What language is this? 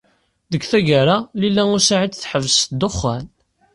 Kabyle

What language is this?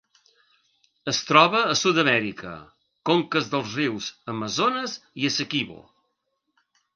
Catalan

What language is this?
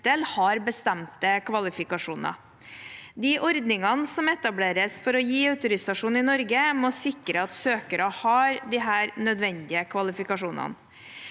Norwegian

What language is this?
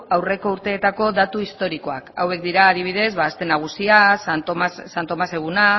Basque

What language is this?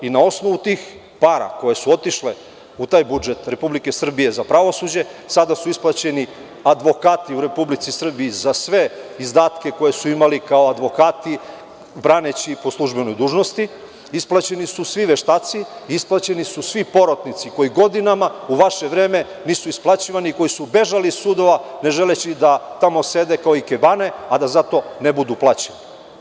Serbian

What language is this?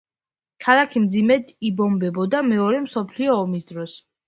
Georgian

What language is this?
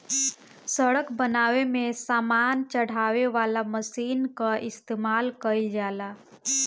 Bhojpuri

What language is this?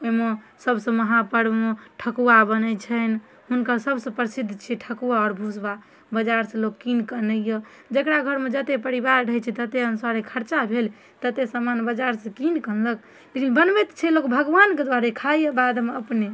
Maithili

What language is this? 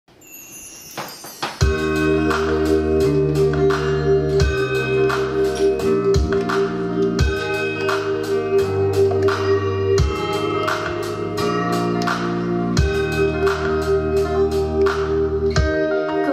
Korean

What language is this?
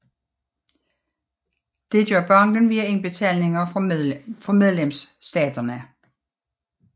Danish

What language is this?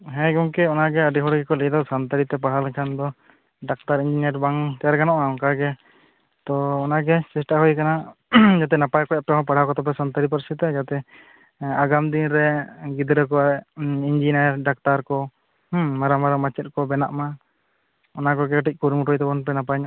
Santali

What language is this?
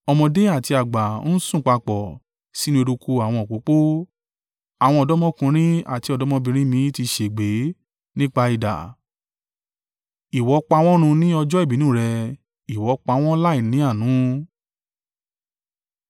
Yoruba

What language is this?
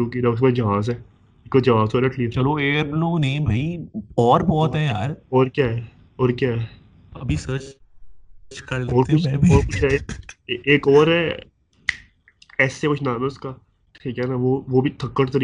Urdu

